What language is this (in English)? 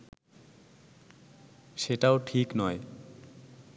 Bangla